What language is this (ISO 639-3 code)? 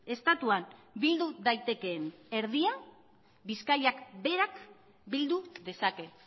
eus